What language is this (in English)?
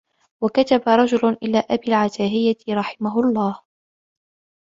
Arabic